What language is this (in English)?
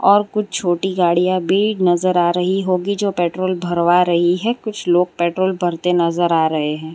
Hindi